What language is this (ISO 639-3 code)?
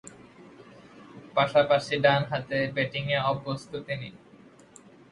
ben